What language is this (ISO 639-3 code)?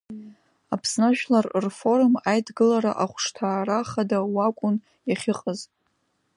abk